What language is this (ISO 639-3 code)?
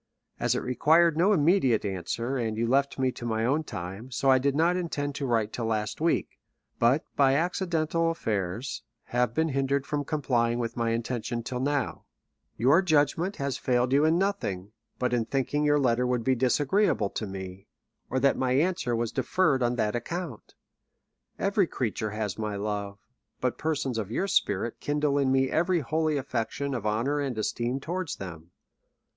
eng